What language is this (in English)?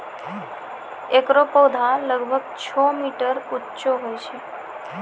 Maithili